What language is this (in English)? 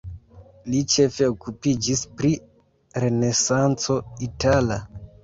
Esperanto